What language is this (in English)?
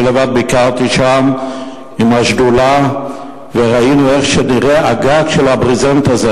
Hebrew